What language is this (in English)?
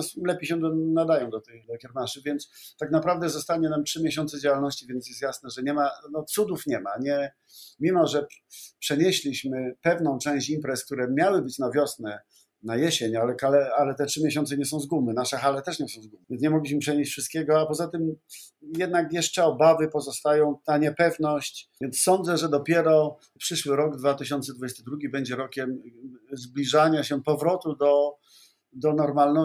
Polish